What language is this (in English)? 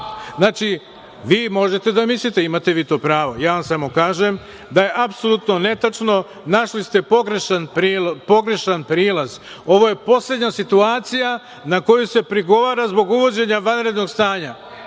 Serbian